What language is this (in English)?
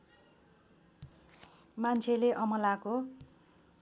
Nepali